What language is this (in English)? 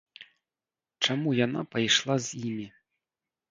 Belarusian